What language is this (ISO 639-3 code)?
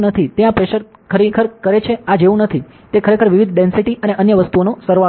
guj